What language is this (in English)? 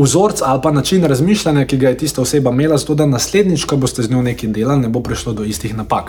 Croatian